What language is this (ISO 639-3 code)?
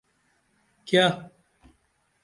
dml